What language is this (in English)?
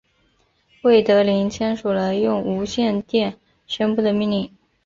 Chinese